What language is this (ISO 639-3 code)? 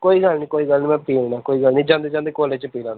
pan